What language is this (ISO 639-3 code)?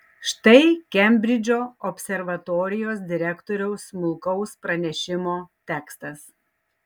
lit